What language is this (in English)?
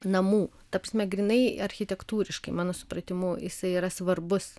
Lithuanian